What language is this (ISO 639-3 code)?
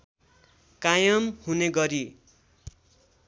nep